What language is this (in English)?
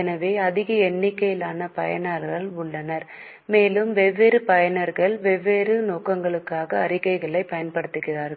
Tamil